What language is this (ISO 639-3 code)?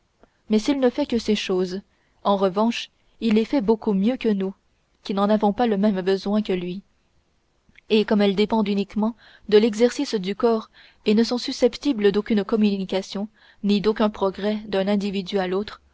fra